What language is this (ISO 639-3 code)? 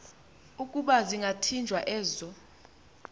xho